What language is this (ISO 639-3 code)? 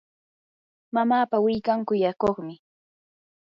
qur